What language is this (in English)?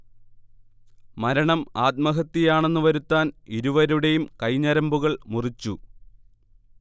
Malayalam